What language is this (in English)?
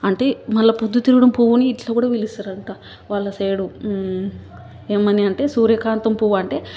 Telugu